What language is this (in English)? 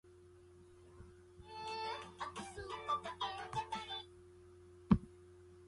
Chinese